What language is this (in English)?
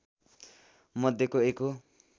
Nepali